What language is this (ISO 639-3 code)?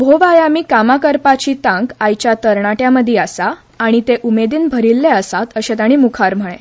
kok